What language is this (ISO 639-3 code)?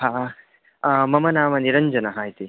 san